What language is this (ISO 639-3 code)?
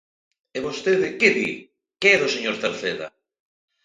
glg